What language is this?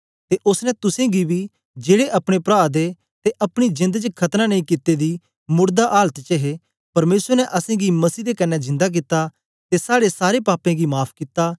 Dogri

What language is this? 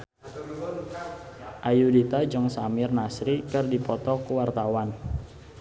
Sundanese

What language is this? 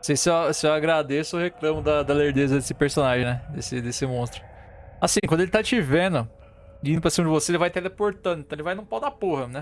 Portuguese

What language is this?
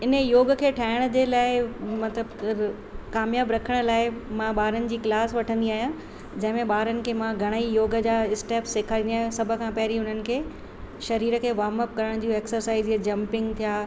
Sindhi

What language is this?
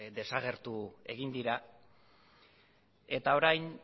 Basque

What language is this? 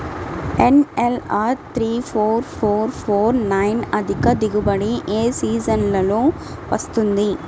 Telugu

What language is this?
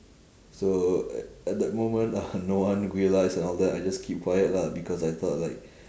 English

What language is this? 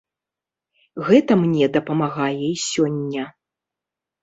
Belarusian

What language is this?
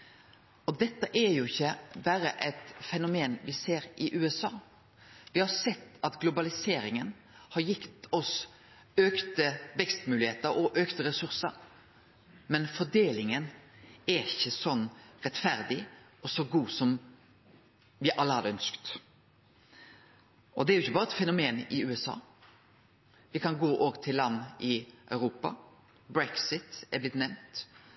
Norwegian Nynorsk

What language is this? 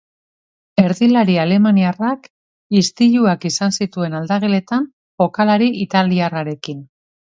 Basque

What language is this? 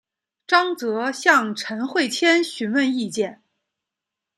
Chinese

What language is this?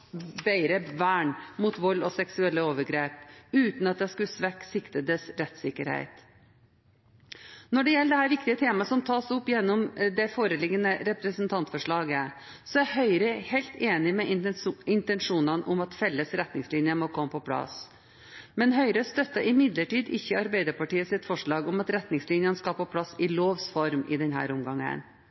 Norwegian Bokmål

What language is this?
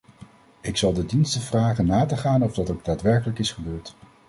Dutch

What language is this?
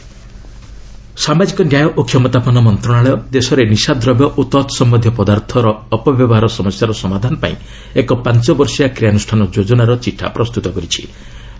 Odia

